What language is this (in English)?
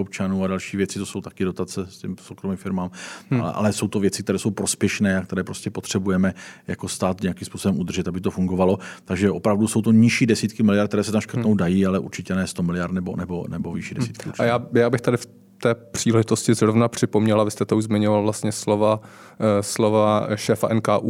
Czech